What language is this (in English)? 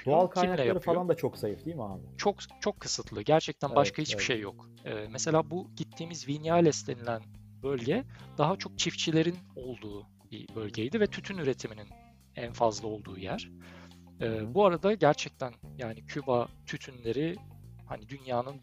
Turkish